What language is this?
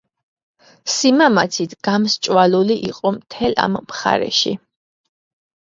Georgian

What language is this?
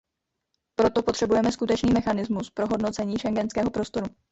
Czech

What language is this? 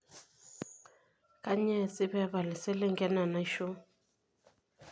Masai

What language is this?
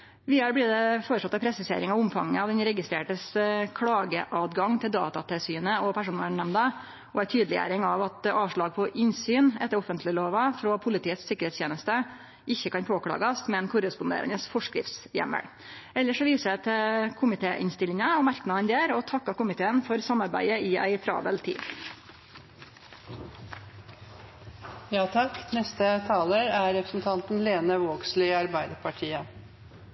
Norwegian Nynorsk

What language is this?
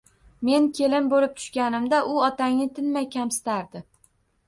Uzbek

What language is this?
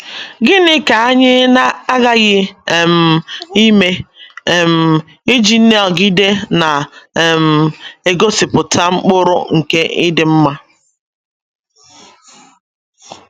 Igbo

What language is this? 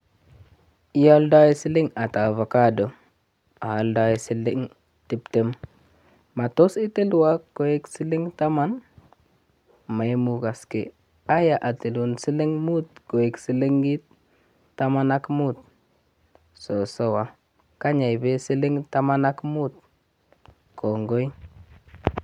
Kalenjin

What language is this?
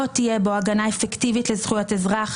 Hebrew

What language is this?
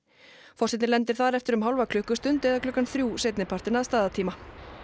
Icelandic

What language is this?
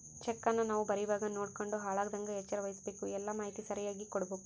Kannada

